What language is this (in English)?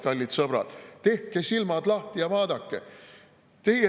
Estonian